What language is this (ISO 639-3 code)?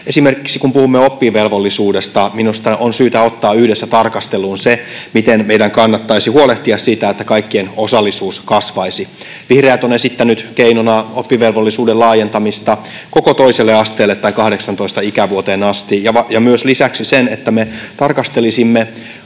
fin